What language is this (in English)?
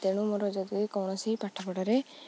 Odia